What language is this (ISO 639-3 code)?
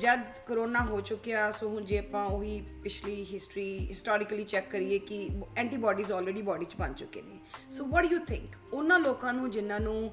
pan